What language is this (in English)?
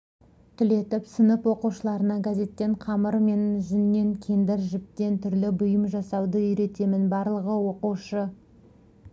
Kazakh